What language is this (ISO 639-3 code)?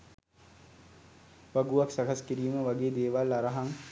sin